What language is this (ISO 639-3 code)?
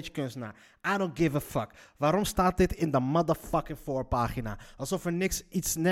nld